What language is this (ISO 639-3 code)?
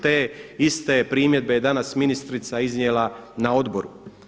hrv